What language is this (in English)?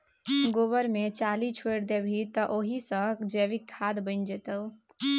Maithili